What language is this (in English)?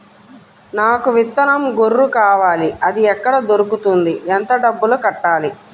Telugu